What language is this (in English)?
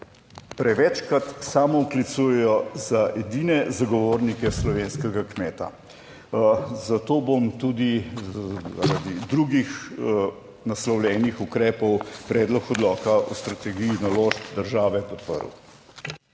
Slovenian